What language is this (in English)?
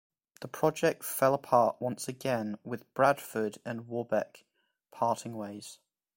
English